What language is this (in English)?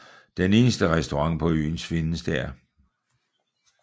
Danish